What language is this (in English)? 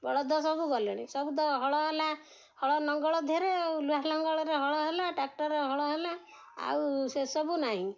Odia